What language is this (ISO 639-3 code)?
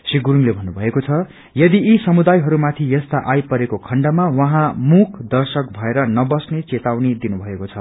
nep